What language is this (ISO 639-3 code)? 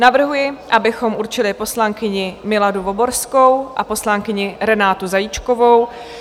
ces